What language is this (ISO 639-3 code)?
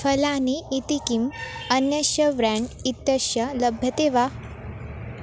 san